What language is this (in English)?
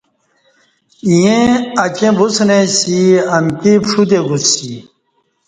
Kati